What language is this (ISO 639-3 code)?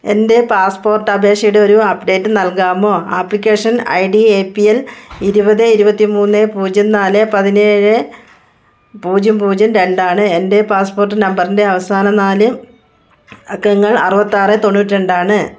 mal